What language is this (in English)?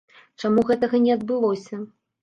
Belarusian